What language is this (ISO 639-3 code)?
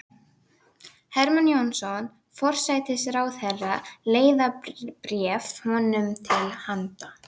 isl